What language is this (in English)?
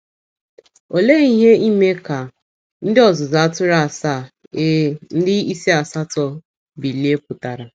Igbo